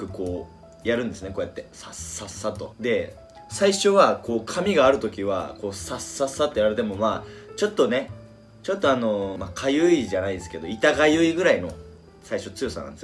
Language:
Japanese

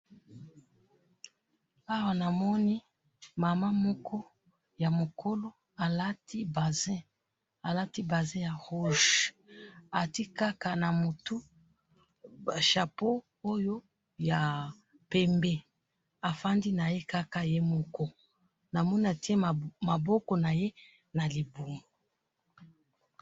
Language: Lingala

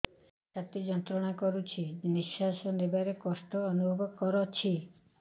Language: Odia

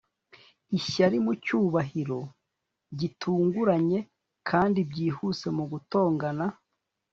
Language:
Kinyarwanda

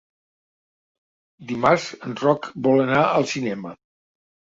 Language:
Catalan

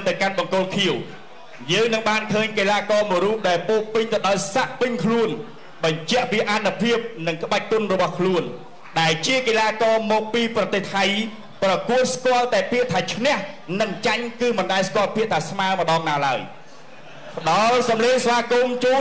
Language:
Thai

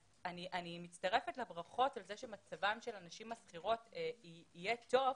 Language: Hebrew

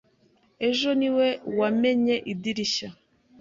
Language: Kinyarwanda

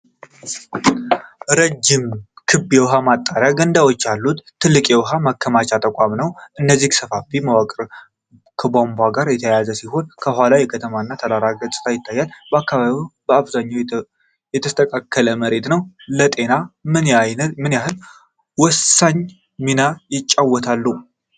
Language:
Amharic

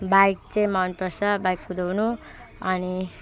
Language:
Nepali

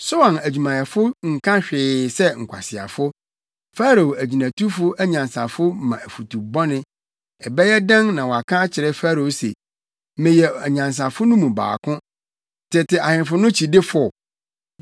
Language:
Akan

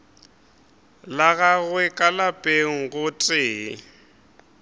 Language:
Northern Sotho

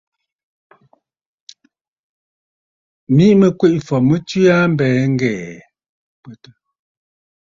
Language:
Bafut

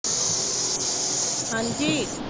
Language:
Punjabi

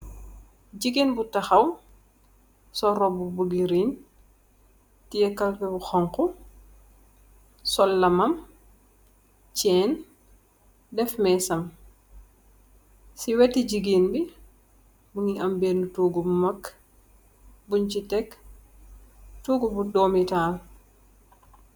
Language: Wolof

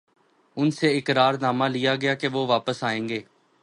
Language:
Urdu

